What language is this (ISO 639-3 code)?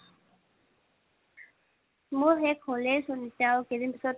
asm